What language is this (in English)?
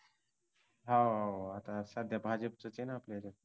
Marathi